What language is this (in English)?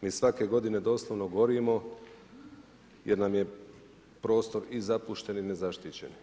Croatian